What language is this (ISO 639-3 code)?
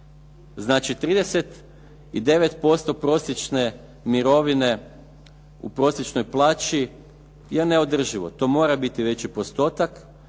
hrv